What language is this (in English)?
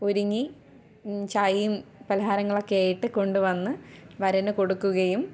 Malayalam